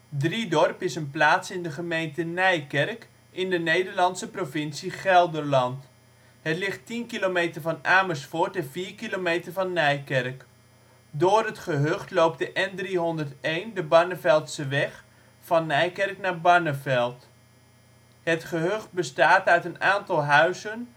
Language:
Dutch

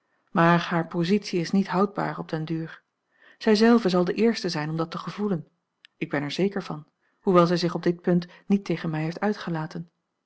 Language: Dutch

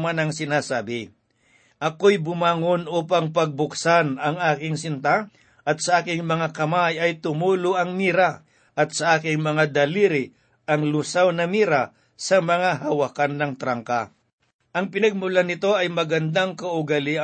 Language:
Filipino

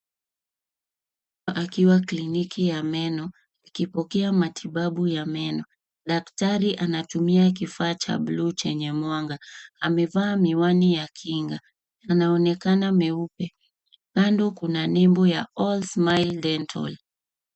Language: Swahili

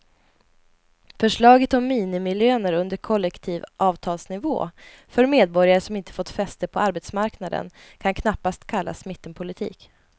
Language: Swedish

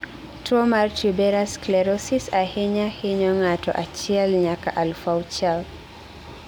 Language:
Luo (Kenya and Tanzania)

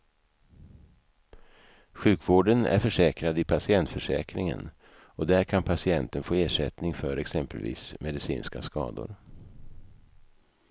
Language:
Swedish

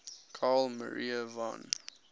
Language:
English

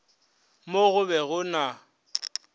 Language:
Northern Sotho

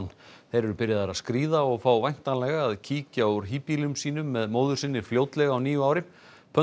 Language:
Icelandic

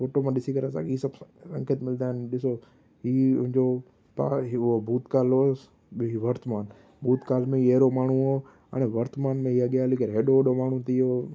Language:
Sindhi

